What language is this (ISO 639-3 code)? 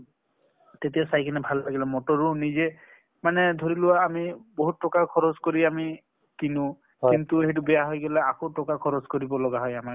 asm